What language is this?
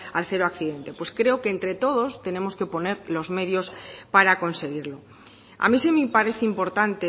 Spanish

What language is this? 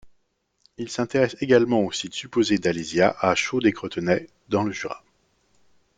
French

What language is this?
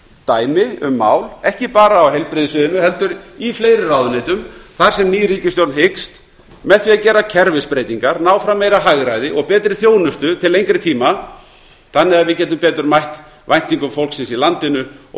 Icelandic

